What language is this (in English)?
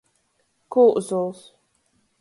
Latgalian